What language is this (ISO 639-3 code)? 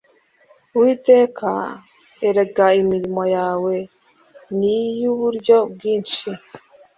kin